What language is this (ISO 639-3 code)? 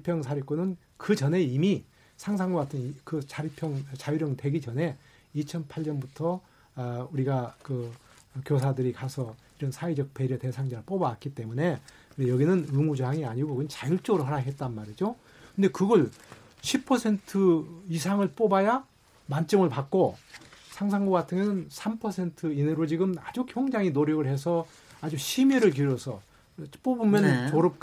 kor